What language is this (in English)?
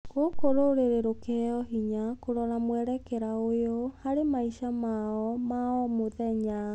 Kikuyu